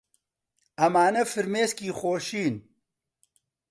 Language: Central Kurdish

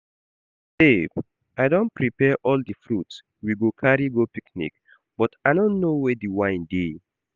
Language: Nigerian Pidgin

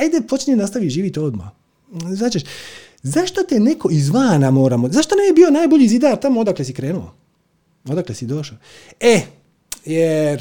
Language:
Croatian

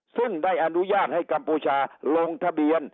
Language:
Thai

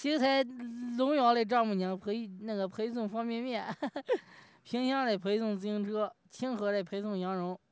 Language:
Chinese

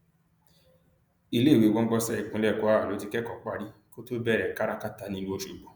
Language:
Yoruba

